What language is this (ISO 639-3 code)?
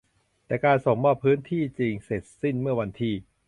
tha